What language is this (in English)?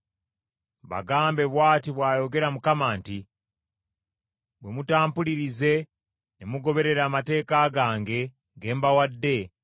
Ganda